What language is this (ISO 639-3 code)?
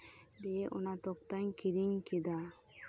sat